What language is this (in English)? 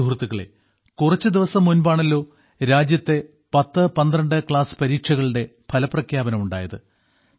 Malayalam